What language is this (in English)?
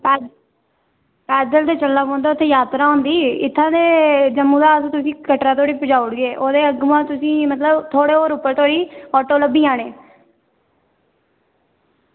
Dogri